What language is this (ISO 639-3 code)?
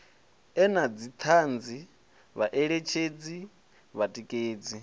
ven